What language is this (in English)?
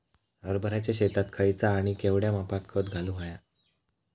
Marathi